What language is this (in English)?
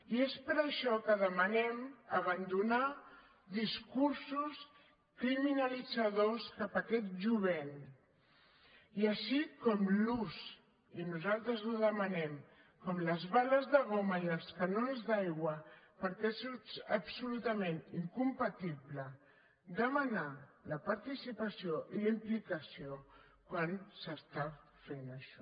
Catalan